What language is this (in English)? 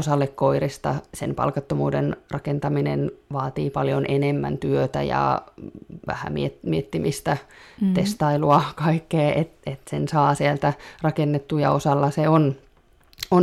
Finnish